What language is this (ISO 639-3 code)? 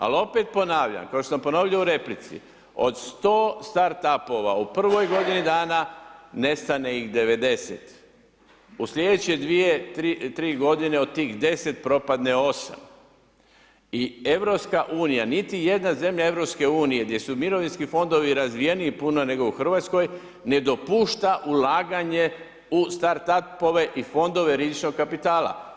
hrv